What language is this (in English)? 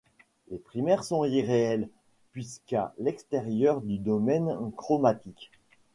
French